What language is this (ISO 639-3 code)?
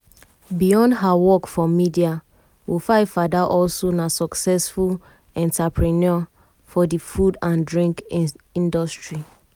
pcm